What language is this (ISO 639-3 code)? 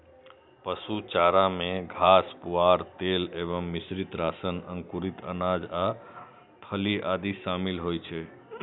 mai